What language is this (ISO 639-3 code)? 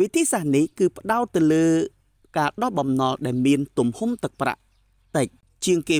vie